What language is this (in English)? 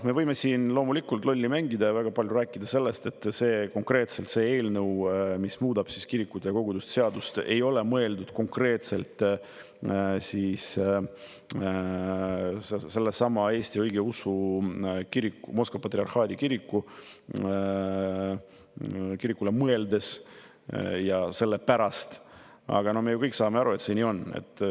Estonian